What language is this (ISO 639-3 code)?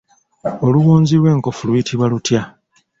lug